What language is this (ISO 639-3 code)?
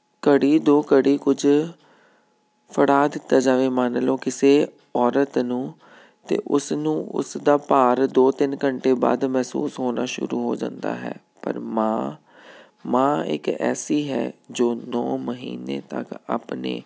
pan